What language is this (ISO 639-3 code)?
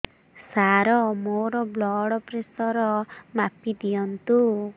ori